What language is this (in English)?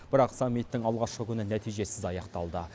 Kazakh